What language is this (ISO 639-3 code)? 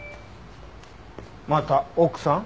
jpn